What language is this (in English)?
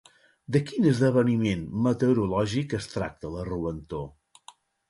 Catalan